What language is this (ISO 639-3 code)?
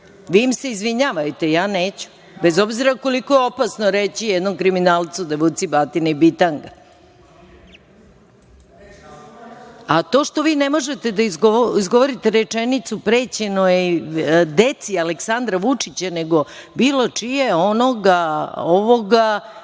srp